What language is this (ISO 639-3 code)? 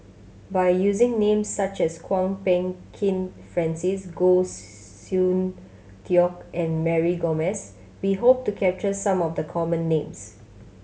eng